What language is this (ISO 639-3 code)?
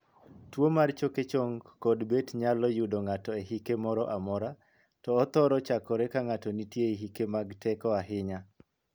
luo